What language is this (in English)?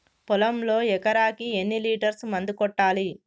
Telugu